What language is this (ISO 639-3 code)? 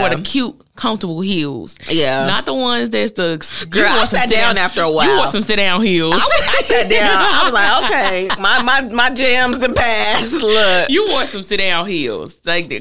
eng